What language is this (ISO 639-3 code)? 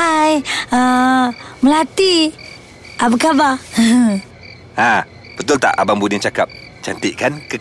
msa